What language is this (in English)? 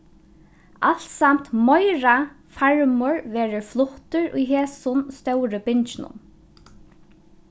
Faroese